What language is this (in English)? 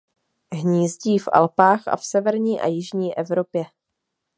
Czech